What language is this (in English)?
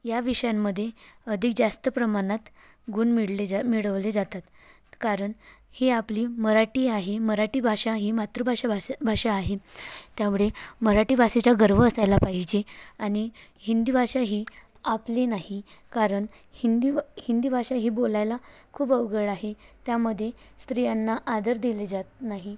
Marathi